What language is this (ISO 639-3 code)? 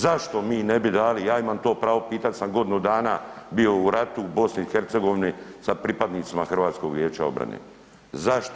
hrv